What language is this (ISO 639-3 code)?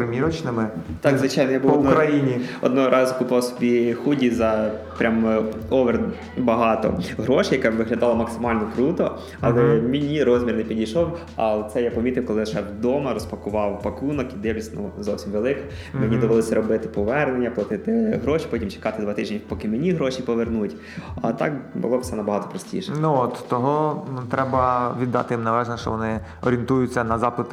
ukr